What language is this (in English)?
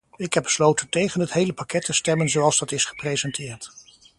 Dutch